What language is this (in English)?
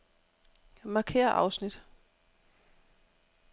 Danish